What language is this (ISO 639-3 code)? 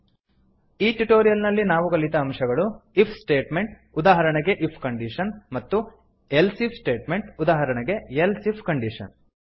kan